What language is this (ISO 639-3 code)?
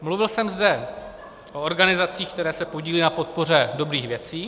ces